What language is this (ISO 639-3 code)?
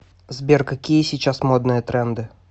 rus